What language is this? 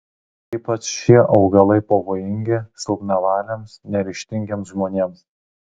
Lithuanian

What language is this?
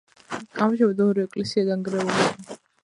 Georgian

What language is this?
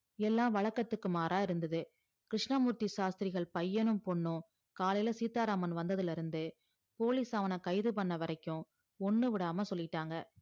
Tamil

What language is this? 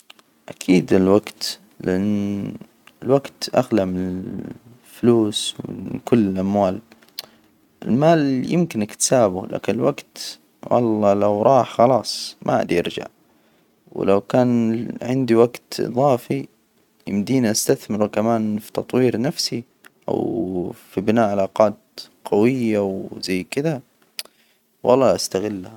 Hijazi Arabic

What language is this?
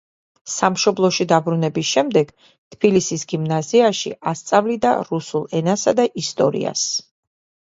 Georgian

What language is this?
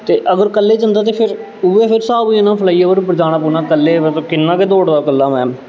Dogri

